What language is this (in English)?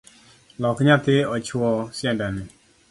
Luo (Kenya and Tanzania)